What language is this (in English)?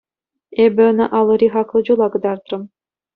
Chuvash